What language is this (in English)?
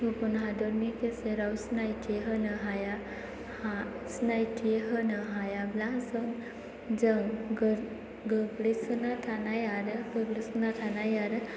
Bodo